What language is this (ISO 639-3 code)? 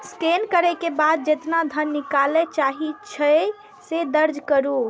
mai